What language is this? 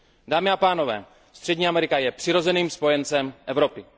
Czech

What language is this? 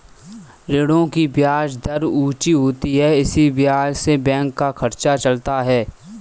Hindi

